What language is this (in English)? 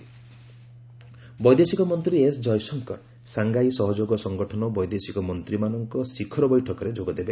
Odia